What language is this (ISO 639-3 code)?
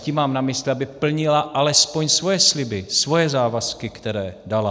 ces